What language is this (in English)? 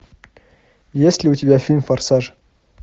Russian